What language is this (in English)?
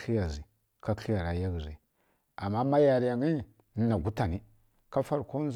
Kirya-Konzəl